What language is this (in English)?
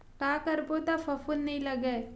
Chhattisgarhi